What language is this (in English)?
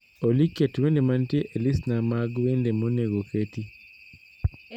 Luo (Kenya and Tanzania)